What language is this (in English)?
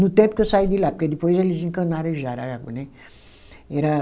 Portuguese